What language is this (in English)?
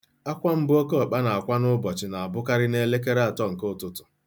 Igbo